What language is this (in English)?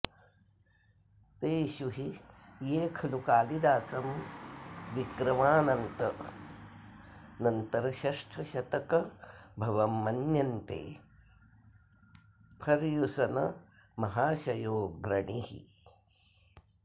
Sanskrit